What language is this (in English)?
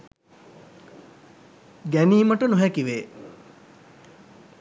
Sinhala